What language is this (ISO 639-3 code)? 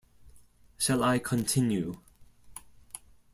eng